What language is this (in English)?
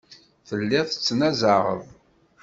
Kabyle